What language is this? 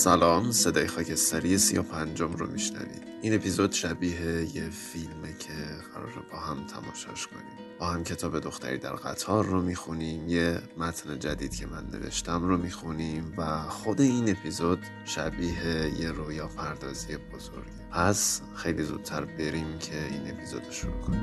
Persian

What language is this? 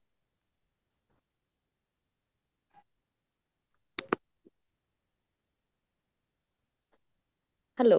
Odia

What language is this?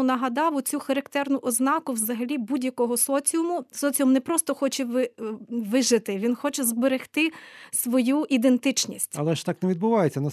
Ukrainian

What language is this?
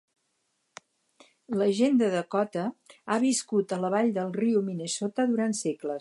Catalan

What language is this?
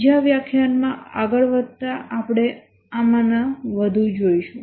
Gujarati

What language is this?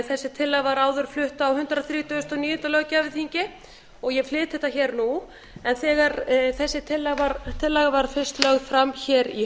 Icelandic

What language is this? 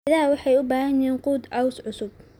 Somali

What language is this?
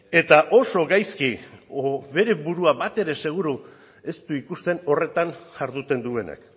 Basque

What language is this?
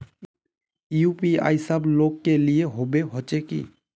Magahi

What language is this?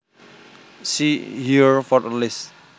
Javanese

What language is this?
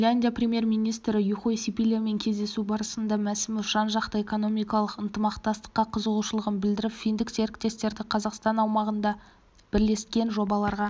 Kazakh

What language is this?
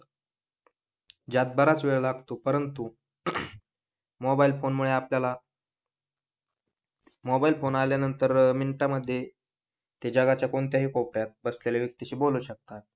Marathi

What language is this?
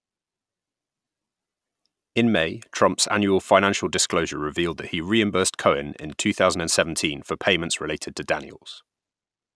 English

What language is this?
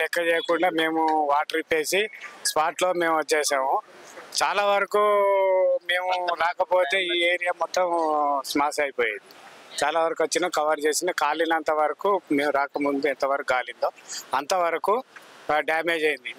Telugu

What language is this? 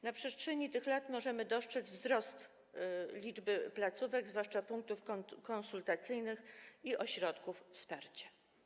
Polish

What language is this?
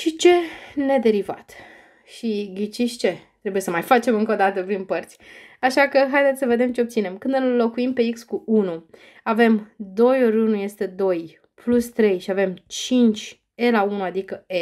Romanian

